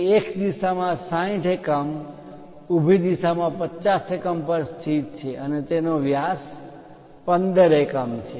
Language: Gujarati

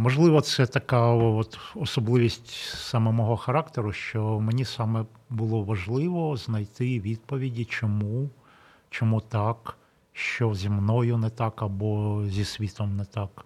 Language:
Ukrainian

